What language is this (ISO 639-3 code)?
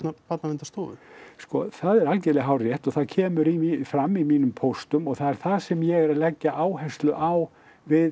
isl